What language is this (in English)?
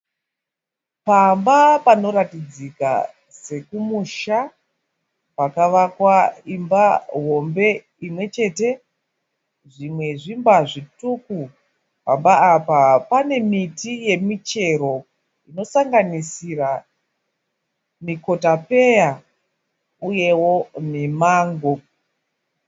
Shona